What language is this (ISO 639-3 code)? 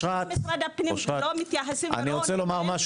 heb